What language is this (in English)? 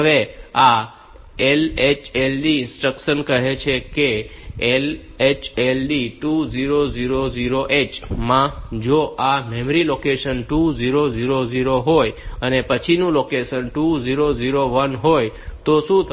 Gujarati